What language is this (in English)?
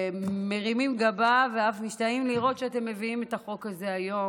Hebrew